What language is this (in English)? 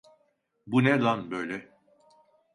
Turkish